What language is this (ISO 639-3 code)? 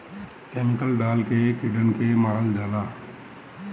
bho